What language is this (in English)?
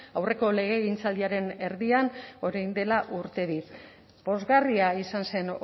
Basque